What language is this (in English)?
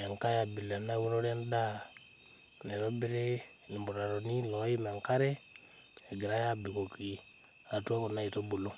Masai